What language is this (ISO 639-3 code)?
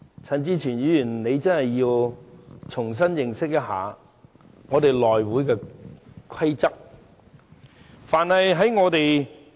yue